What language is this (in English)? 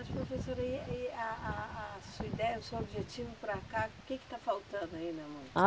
Portuguese